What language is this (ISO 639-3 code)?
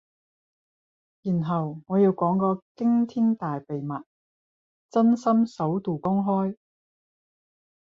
yue